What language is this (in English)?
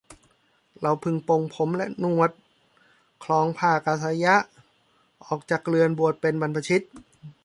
Thai